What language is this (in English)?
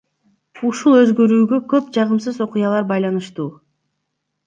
Kyrgyz